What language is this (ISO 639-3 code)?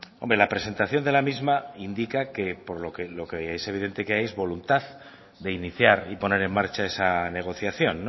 spa